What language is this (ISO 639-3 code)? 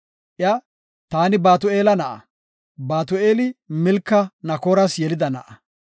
gof